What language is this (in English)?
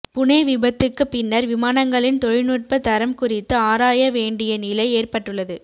Tamil